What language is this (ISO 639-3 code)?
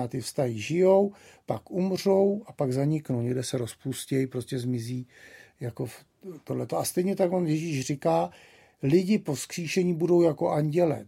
ces